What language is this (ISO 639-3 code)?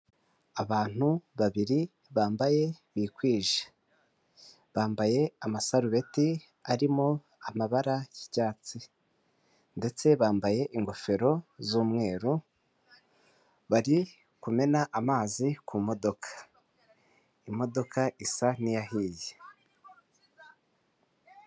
kin